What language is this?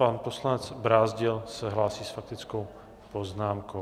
Czech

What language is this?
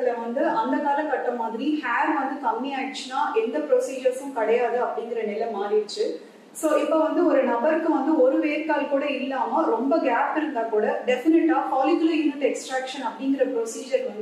Tamil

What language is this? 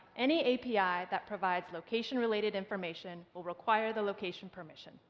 English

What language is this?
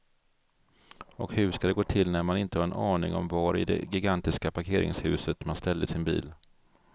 Swedish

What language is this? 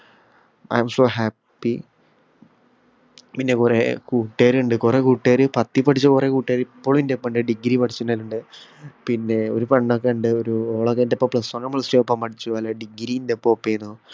Malayalam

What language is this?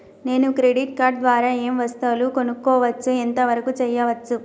Telugu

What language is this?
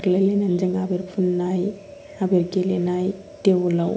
Bodo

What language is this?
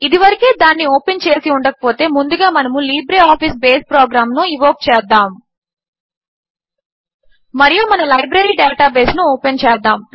Telugu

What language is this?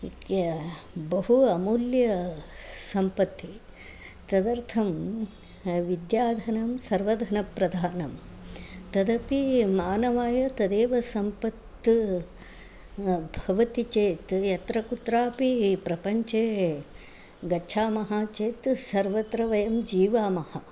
Sanskrit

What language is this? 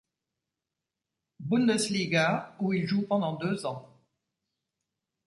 French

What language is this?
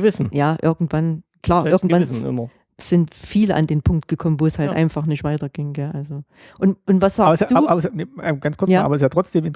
German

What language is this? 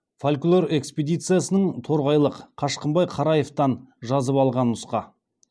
Kazakh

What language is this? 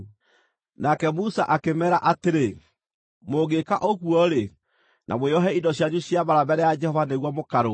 Kikuyu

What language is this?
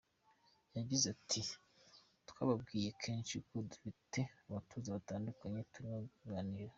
Kinyarwanda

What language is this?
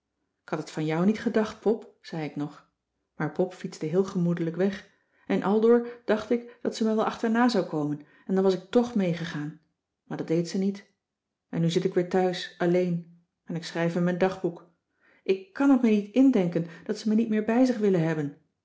Dutch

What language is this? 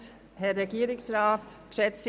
Swiss German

